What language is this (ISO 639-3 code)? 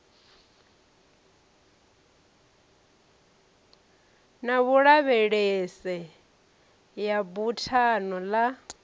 ven